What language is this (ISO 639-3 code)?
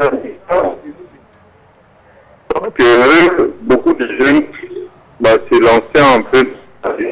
fra